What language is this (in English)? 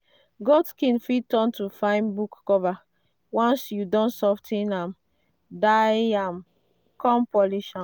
Nigerian Pidgin